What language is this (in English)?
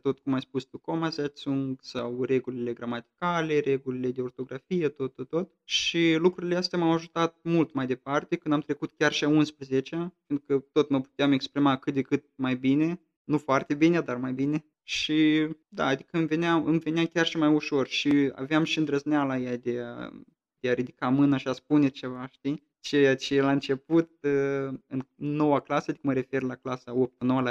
Romanian